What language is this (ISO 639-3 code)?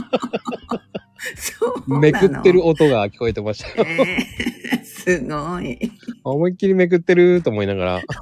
jpn